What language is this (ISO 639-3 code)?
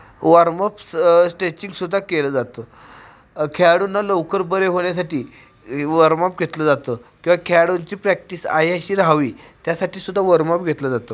mar